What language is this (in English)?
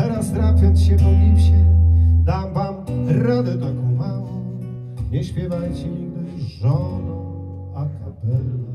Polish